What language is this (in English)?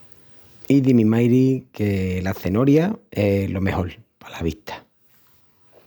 Extremaduran